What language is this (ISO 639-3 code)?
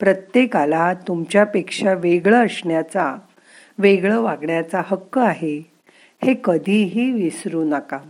mar